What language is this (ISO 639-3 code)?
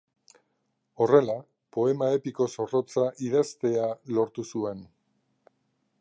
eus